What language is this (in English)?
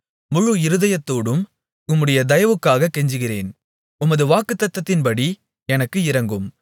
Tamil